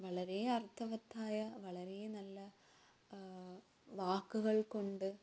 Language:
Malayalam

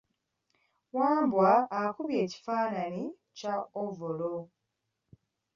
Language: Ganda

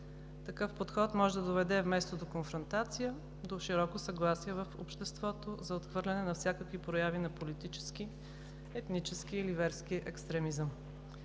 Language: Bulgarian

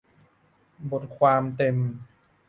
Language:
Thai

